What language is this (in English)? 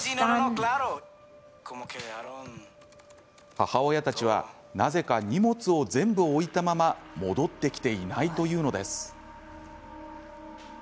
Japanese